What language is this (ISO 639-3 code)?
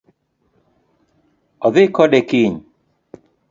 luo